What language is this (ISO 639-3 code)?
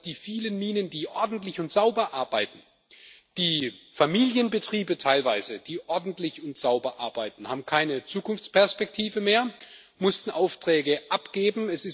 deu